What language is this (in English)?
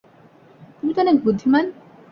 Bangla